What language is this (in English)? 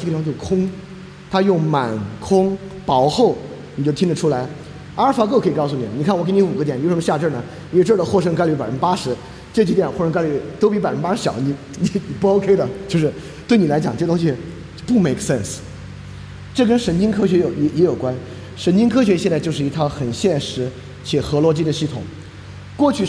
Chinese